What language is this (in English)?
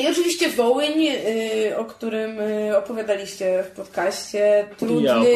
Polish